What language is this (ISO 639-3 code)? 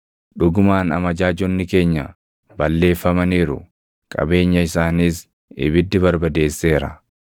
orm